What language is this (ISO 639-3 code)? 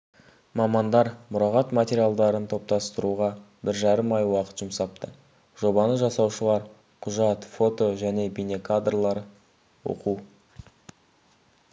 kaz